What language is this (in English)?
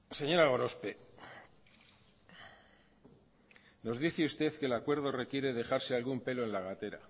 Spanish